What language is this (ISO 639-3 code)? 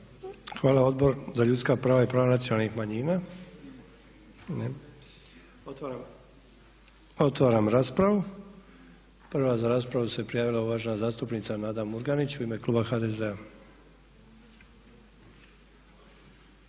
hrv